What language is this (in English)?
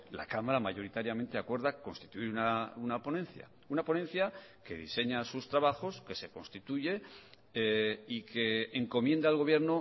Spanish